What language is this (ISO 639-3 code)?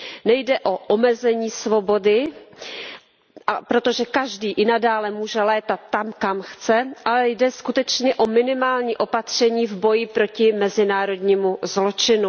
ces